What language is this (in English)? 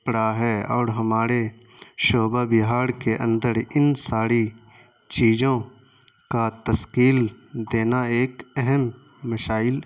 Urdu